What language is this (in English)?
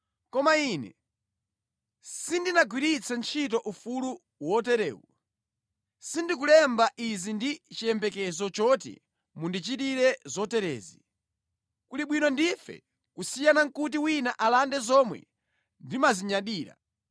Nyanja